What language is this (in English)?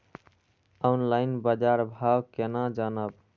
Maithili